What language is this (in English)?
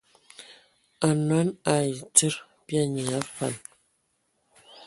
Ewondo